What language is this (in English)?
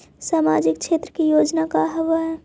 Magahi